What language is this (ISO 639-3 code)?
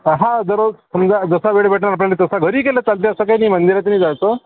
mar